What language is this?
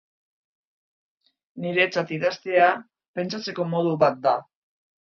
Basque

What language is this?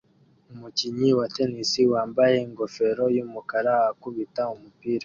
Kinyarwanda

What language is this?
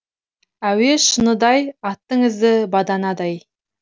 Kazakh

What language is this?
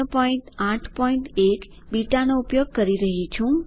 Gujarati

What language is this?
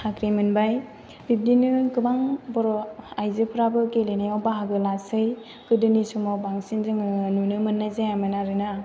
Bodo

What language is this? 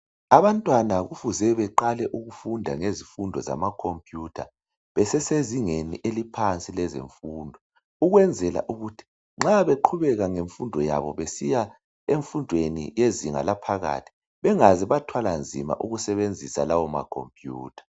North Ndebele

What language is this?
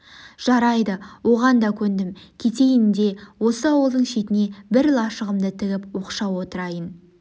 Kazakh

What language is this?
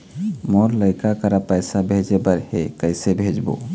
Chhattisgarhi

